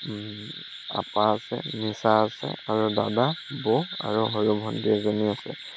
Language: Assamese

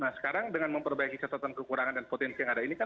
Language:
Indonesian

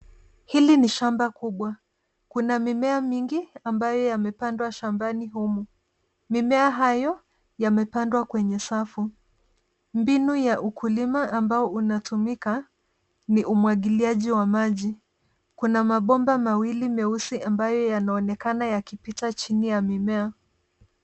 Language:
Swahili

